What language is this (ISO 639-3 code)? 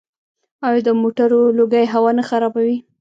pus